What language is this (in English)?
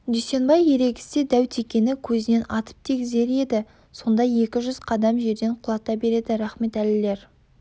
Kazakh